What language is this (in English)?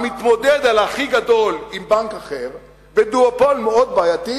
Hebrew